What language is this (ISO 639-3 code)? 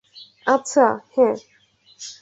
ben